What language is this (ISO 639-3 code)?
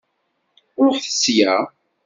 kab